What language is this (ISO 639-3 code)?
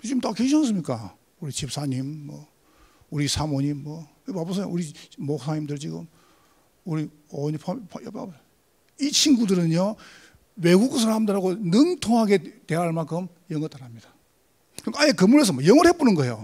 kor